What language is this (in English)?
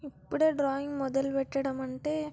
Telugu